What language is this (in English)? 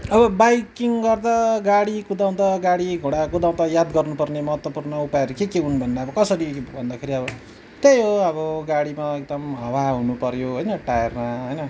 Nepali